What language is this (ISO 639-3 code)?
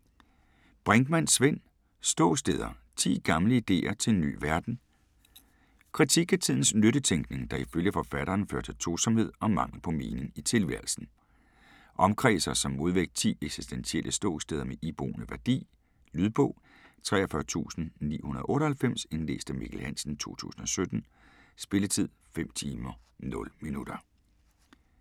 dan